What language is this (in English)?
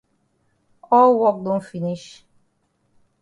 Cameroon Pidgin